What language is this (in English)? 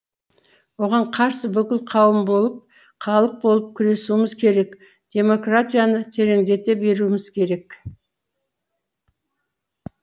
Kazakh